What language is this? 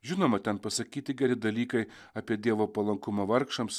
Lithuanian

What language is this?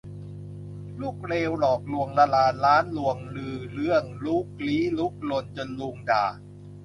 Thai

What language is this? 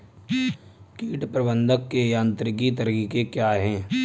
Hindi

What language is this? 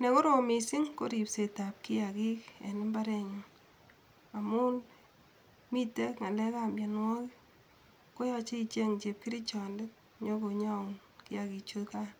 Kalenjin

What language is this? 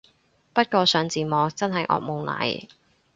Cantonese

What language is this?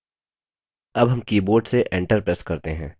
Hindi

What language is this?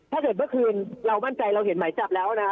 Thai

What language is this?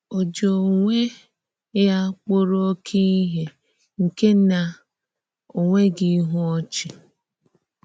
Igbo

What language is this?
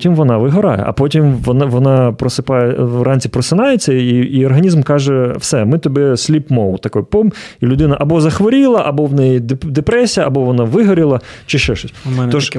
Ukrainian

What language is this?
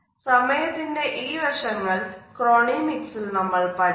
Malayalam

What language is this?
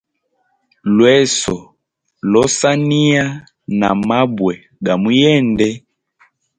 Hemba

